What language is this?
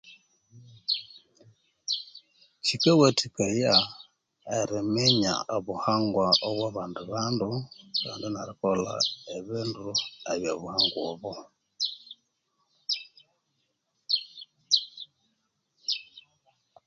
Konzo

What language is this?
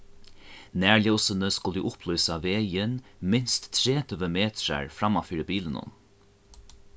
Faroese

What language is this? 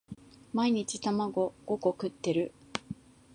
Japanese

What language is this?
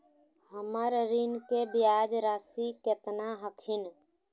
Magahi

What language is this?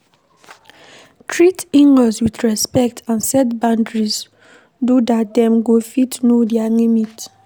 Nigerian Pidgin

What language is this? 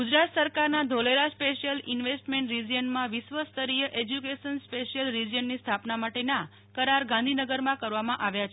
Gujarati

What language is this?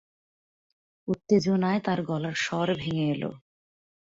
Bangla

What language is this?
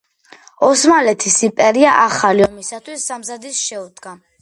Georgian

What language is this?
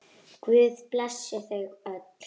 Icelandic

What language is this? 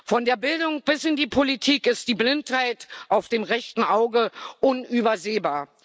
German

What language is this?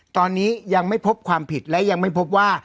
Thai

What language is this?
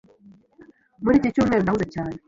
Kinyarwanda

